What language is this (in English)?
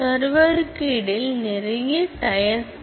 Tamil